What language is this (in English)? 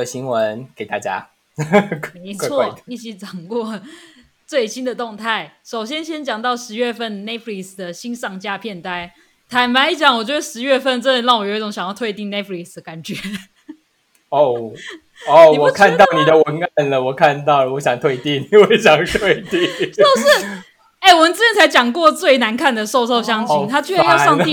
Chinese